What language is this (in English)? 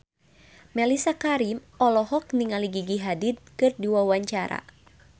Sundanese